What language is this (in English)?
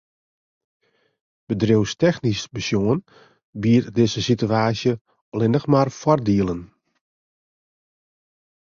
Western Frisian